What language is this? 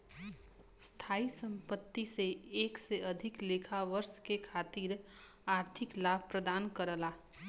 Bhojpuri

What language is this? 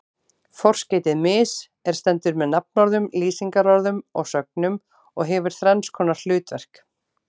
Icelandic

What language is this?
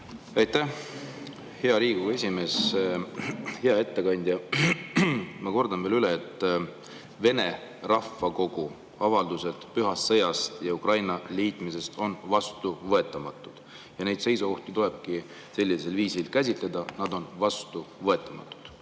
Estonian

